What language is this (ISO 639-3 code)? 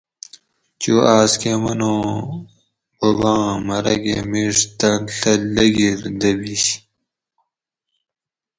gwc